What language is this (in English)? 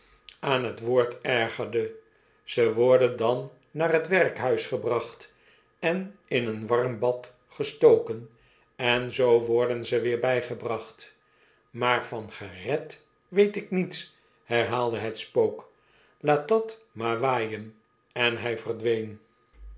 Dutch